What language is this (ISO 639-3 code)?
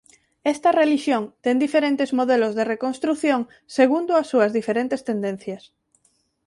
glg